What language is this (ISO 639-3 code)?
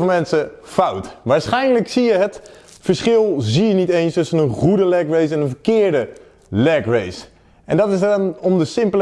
nld